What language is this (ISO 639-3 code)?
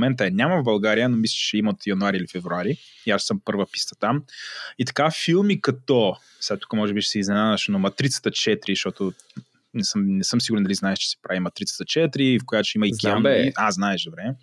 bul